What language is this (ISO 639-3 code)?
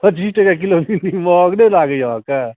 mai